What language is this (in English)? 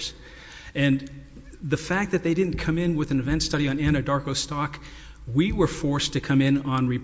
English